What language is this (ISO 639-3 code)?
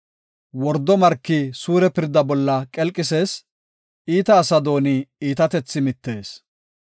gof